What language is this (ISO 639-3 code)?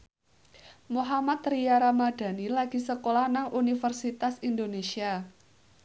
jav